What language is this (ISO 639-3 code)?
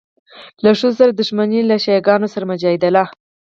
pus